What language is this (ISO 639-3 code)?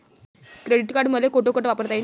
mar